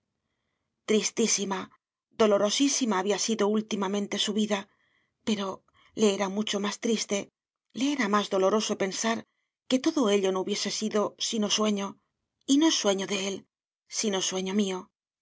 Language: Spanish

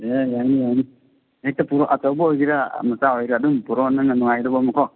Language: Manipuri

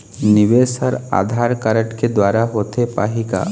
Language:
Chhattisgarhi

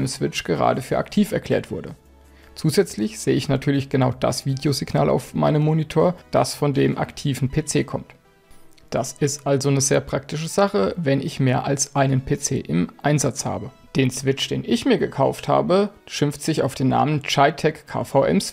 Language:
German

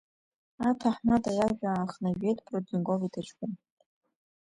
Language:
Abkhazian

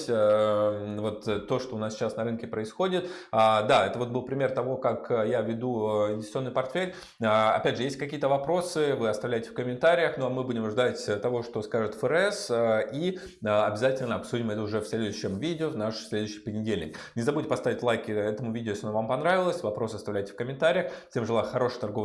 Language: Russian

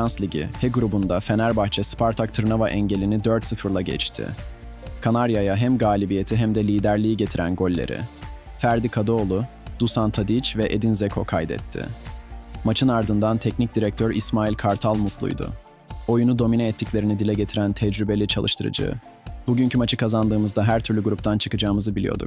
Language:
Turkish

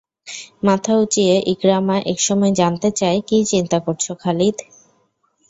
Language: Bangla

